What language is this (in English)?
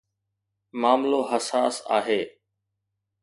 Sindhi